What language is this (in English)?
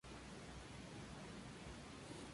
Spanish